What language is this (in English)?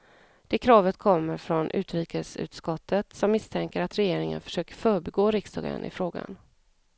Swedish